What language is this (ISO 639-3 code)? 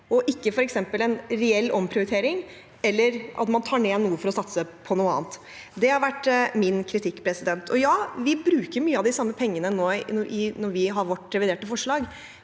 nor